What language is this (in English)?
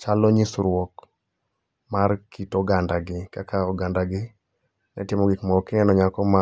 Luo (Kenya and Tanzania)